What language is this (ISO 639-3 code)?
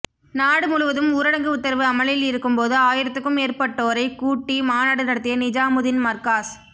tam